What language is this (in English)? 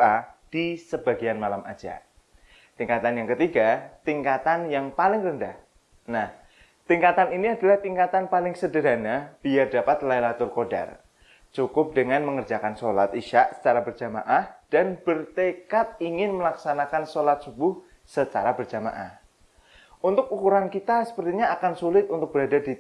Indonesian